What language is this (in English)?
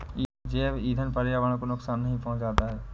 Hindi